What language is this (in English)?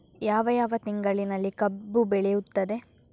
Kannada